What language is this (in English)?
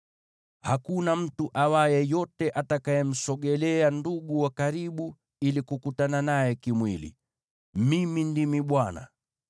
Swahili